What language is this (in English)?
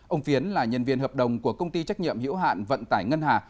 Vietnamese